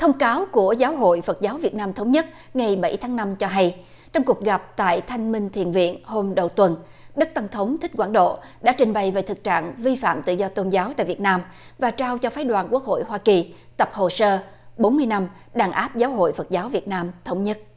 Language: Vietnamese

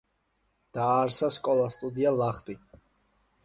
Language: Georgian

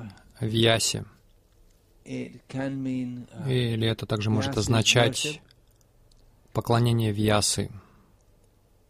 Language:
Russian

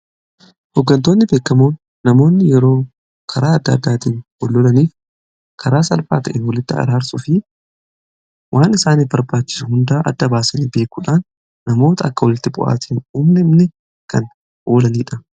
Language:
Oromo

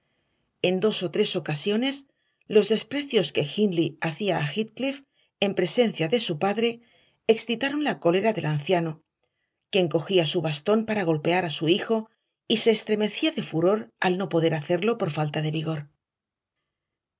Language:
Spanish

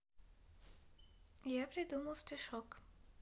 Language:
Russian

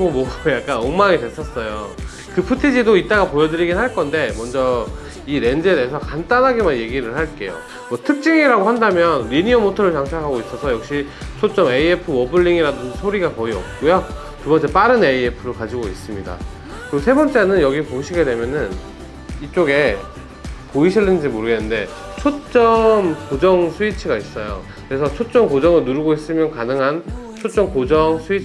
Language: Korean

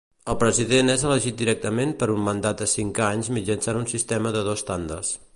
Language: Catalan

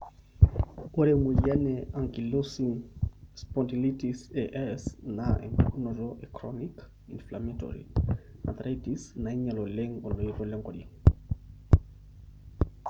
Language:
Masai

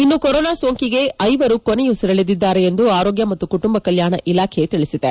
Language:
Kannada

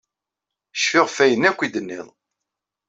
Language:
Kabyle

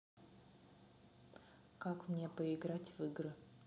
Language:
Russian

